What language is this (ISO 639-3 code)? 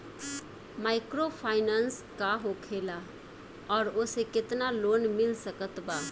bho